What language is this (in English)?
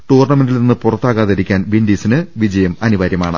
Malayalam